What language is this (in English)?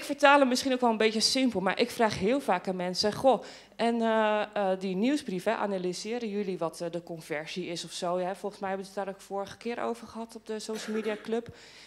Dutch